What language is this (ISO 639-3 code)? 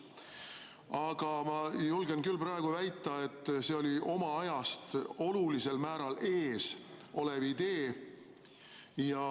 est